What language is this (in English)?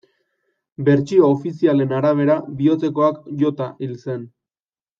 Basque